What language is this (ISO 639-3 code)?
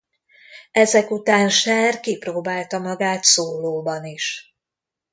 hun